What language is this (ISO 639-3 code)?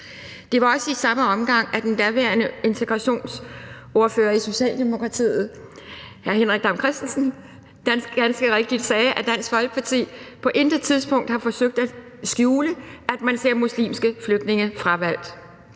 dan